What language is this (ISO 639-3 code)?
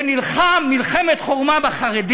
heb